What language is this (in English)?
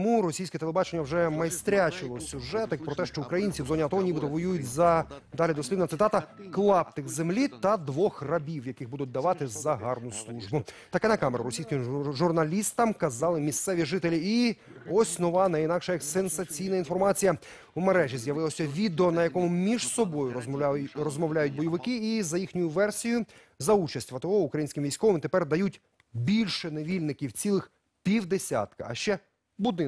Ukrainian